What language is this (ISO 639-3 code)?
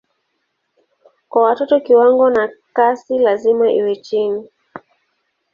swa